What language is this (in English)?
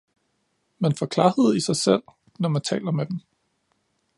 Danish